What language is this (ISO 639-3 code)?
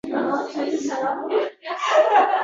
uzb